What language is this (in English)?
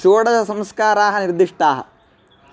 Sanskrit